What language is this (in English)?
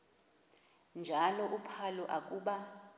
Xhosa